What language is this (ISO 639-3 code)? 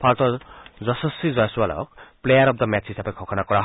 asm